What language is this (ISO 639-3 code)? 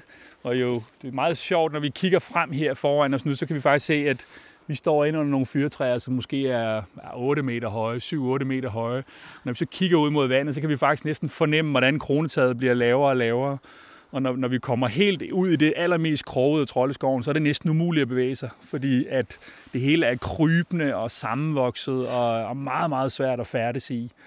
dan